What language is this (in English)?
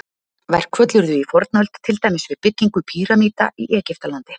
Icelandic